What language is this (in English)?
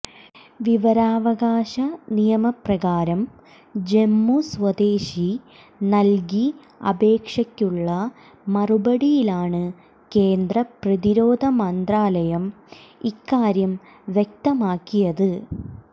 Malayalam